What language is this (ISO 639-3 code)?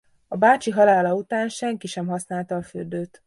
hun